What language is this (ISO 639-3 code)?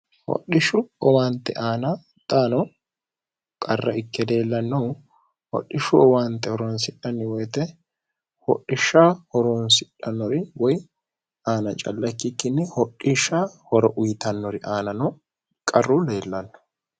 sid